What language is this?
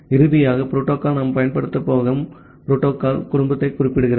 Tamil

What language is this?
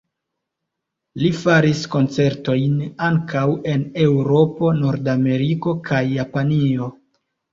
Esperanto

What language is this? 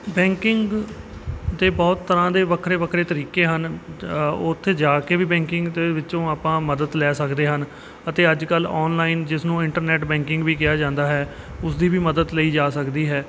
Punjabi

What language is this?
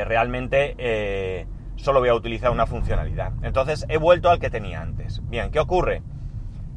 Spanish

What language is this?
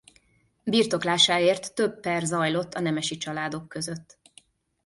Hungarian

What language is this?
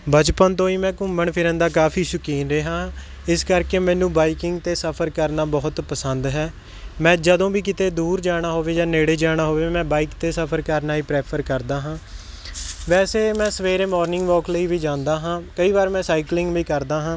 Punjabi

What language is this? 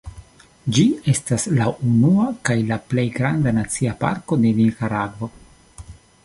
Esperanto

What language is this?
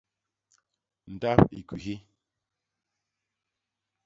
Basaa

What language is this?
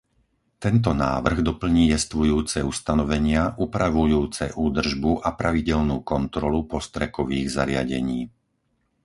Slovak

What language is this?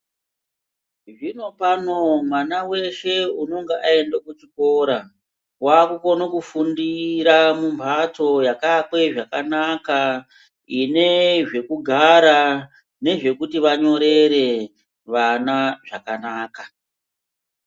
Ndau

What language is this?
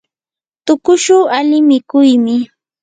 Yanahuanca Pasco Quechua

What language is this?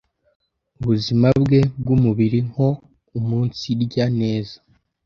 Kinyarwanda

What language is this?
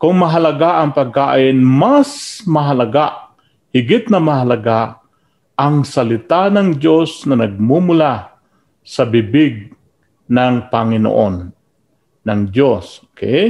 Filipino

